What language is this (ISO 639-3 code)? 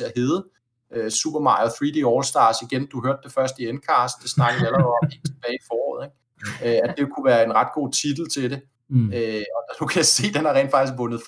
dan